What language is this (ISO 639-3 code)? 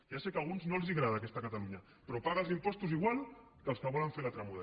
cat